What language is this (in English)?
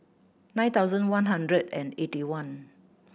English